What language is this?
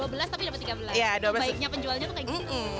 Indonesian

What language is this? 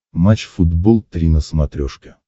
Russian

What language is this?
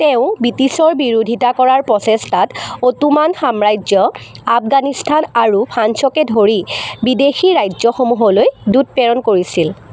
Assamese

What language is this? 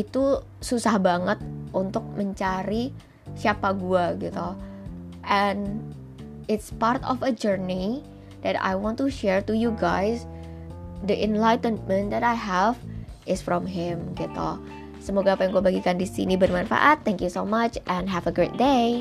Indonesian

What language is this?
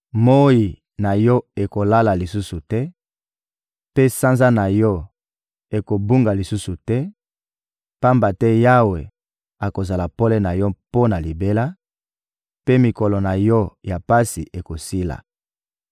Lingala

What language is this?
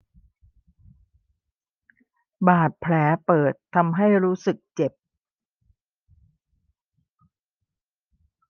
Thai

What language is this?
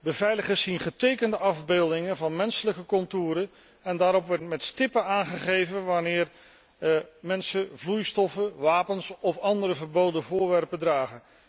Dutch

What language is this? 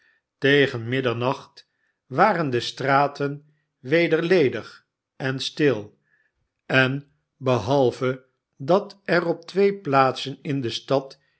Dutch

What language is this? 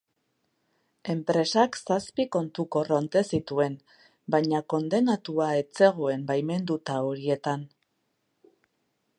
Basque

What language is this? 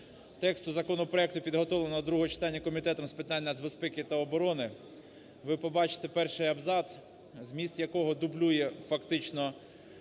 Ukrainian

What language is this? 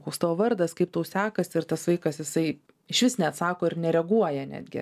Lithuanian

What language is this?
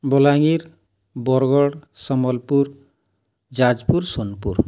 Odia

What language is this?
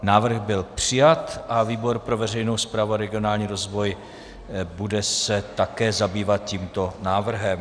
Czech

